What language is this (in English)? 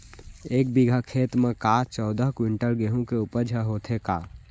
Chhattisgarhi